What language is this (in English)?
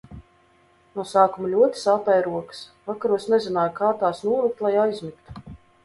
Latvian